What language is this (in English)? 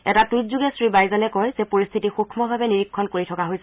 Assamese